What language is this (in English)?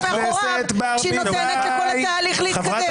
Hebrew